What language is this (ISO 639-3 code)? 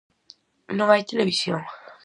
glg